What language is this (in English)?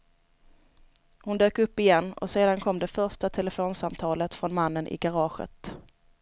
Swedish